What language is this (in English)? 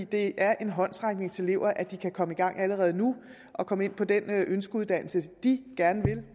Danish